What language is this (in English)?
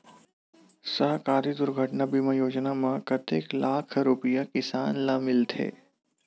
Chhattisgarhi